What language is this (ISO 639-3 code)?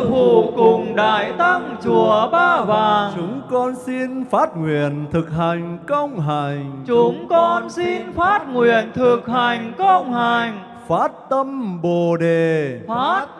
vie